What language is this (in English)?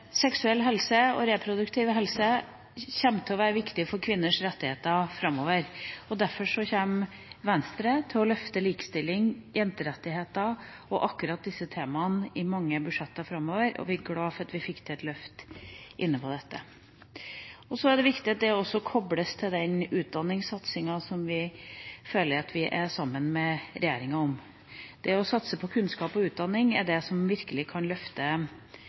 Norwegian Bokmål